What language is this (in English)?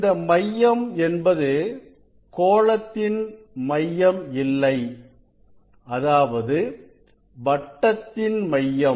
Tamil